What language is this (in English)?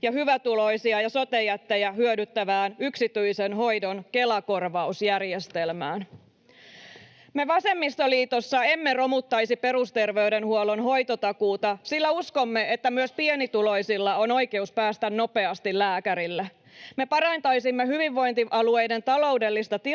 Finnish